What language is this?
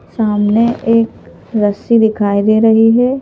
Hindi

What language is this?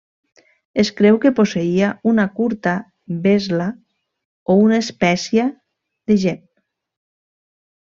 Catalan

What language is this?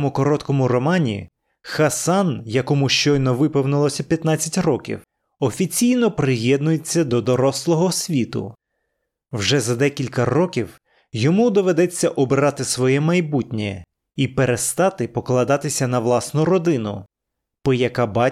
Ukrainian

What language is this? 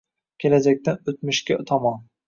Uzbek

